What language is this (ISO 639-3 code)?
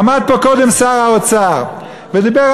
heb